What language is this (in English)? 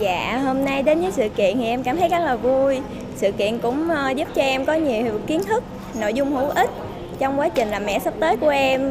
Vietnamese